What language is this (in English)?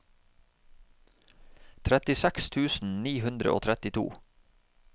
Norwegian